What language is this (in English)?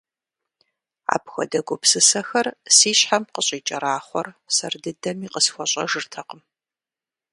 Kabardian